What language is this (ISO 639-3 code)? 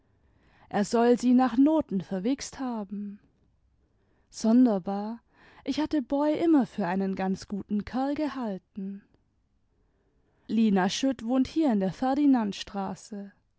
deu